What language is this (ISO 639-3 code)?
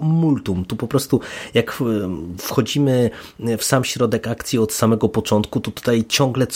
pol